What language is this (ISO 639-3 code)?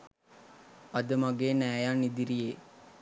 sin